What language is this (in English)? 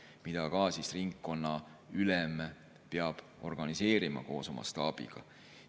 Estonian